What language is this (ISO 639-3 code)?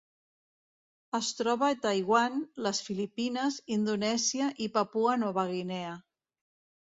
cat